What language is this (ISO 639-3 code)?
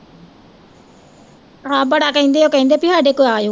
pan